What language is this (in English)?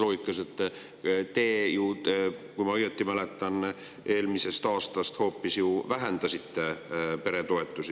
Estonian